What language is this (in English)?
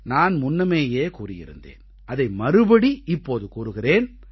Tamil